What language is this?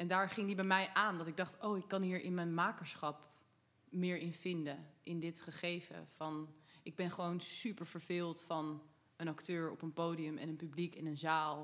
Dutch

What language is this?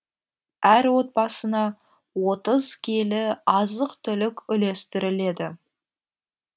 Kazakh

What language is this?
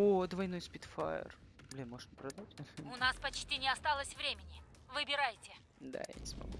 Russian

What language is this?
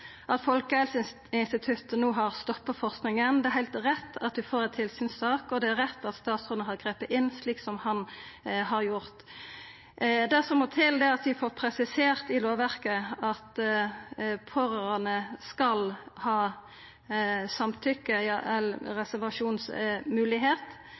Norwegian Nynorsk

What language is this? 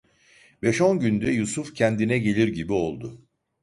Turkish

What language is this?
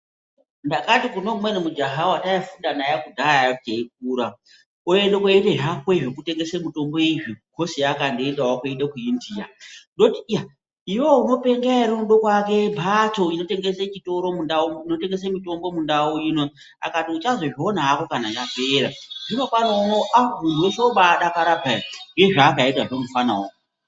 Ndau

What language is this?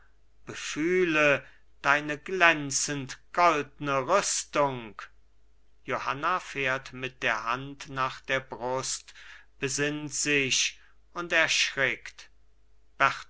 German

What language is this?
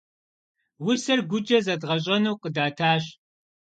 Kabardian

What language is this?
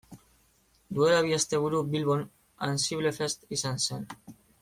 Basque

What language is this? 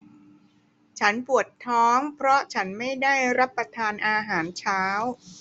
Thai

